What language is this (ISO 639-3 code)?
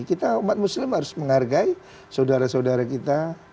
ind